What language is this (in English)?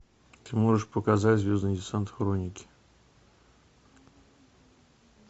Russian